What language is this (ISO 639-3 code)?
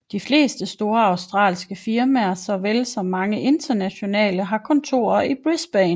dan